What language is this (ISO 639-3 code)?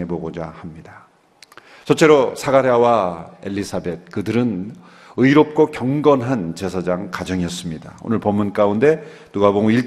kor